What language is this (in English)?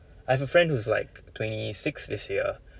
English